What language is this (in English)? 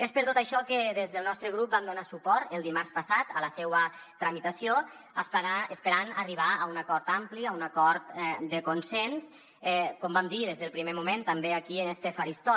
Catalan